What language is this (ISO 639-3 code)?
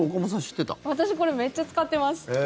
jpn